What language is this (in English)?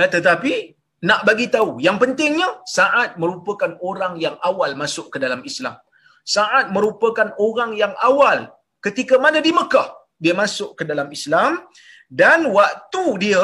Malay